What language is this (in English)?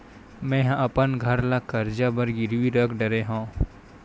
Chhattisgarhi